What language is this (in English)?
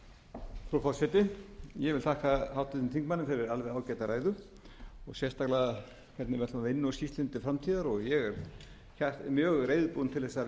Icelandic